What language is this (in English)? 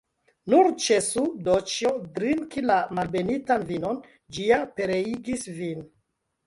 Esperanto